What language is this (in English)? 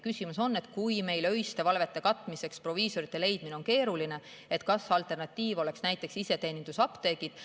Estonian